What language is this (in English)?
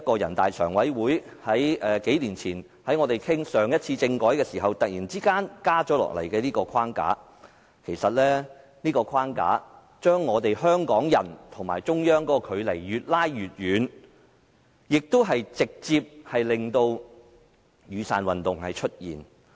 Cantonese